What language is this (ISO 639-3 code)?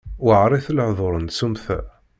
kab